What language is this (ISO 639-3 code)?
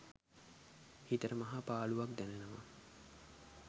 sin